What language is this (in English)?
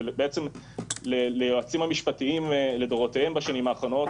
Hebrew